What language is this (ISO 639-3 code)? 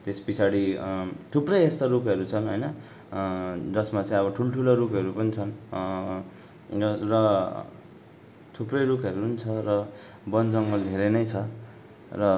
nep